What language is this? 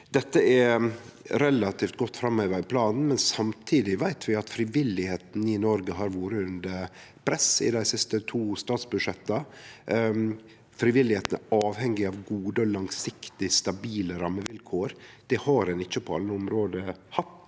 Norwegian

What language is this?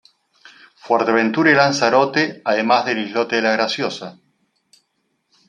Spanish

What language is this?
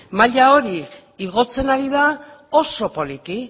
Basque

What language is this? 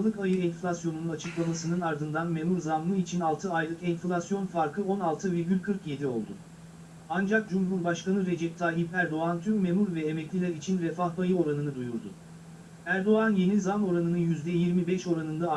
Turkish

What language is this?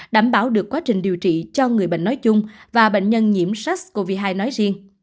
Vietnamese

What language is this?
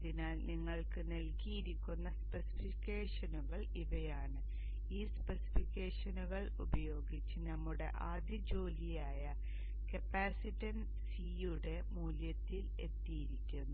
Malayalam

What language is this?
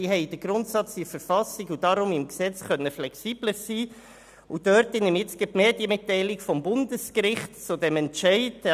Swiss German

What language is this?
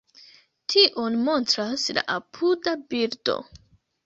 Esperanto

